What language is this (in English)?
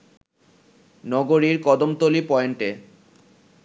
Bangla